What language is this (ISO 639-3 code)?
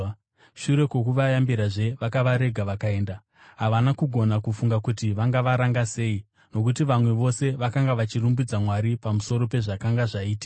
sna